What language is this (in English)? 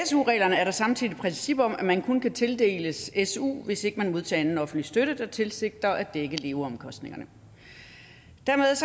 Danish